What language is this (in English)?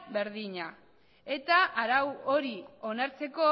Basque